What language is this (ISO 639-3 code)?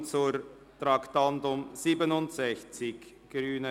gsw